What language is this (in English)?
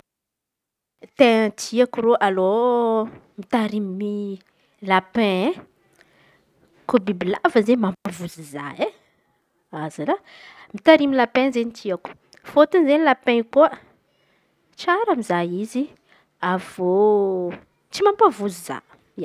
Antankarana Malagasy